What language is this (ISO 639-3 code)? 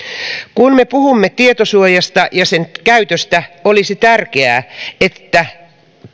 fin